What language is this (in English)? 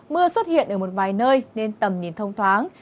Vietnamese